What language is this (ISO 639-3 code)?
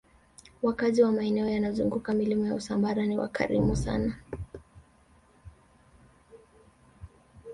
swa